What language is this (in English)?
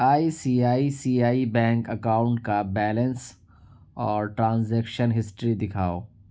Urdu